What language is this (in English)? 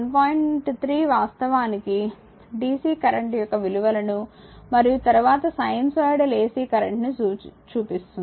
Telugu